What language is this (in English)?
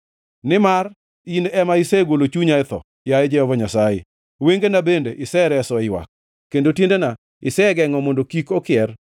Luo (Kenya and Tanzania)